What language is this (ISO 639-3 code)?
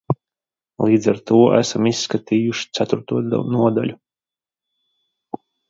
lav